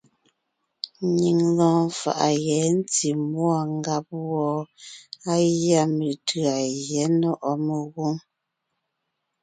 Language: Ngiemboon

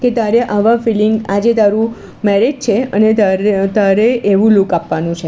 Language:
Gujarati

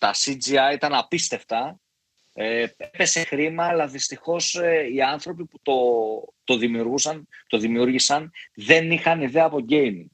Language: Greek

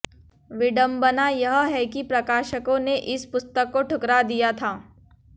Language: Hindi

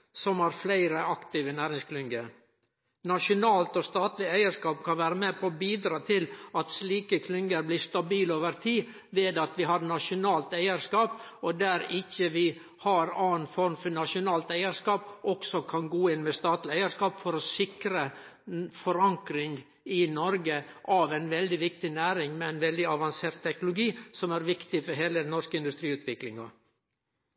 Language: Norwegian Nynorsk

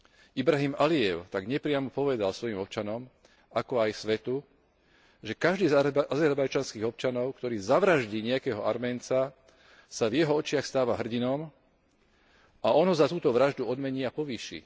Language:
Slovak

